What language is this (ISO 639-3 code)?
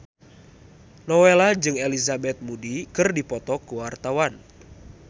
sun